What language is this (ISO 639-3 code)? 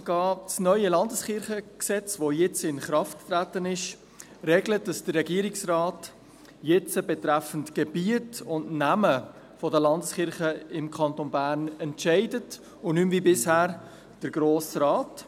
gsw